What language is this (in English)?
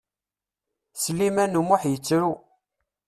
Kabyle